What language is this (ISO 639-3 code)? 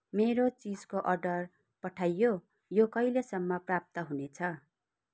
nep